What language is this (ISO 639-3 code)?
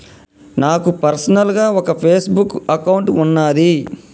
tel